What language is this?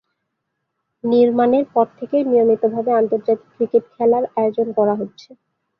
Bangla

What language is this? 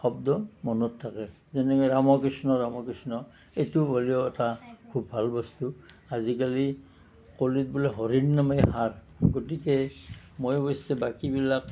Assamese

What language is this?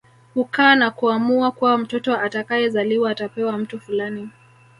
Swahili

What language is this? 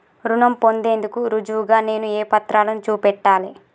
Telugu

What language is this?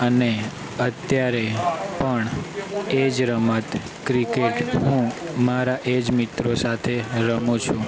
Gujarati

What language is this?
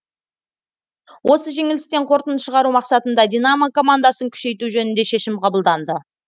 Kazakh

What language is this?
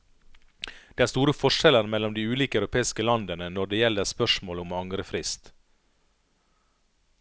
Norwegian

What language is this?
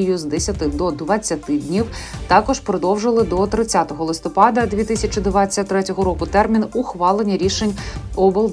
Ukrainian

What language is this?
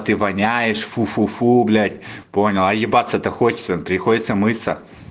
Russian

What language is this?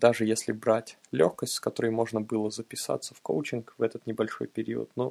Russian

